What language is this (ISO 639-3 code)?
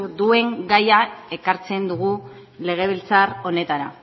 eus